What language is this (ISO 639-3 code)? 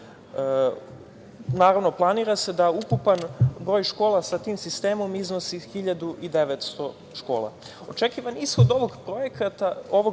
srp